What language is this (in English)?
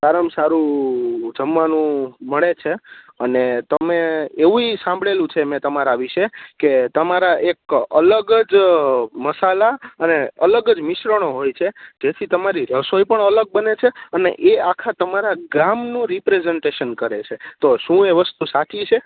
Gujarati